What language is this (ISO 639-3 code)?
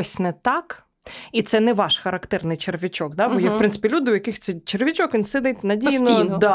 ukr